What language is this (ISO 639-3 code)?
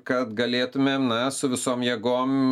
lit